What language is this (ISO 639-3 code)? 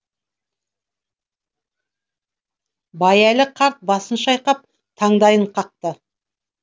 kaz